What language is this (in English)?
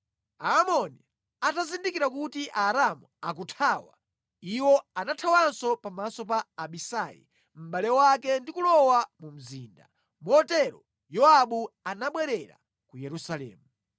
Nyanja